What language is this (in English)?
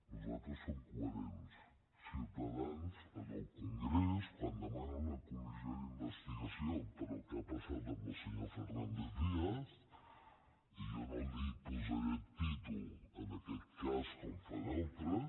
Catalan